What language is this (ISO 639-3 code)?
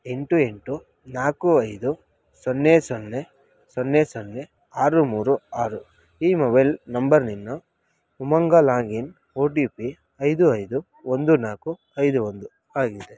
kan